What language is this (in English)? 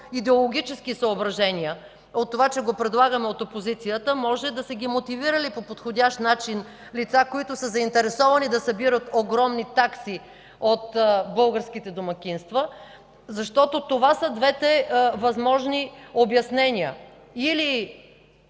Bulgarian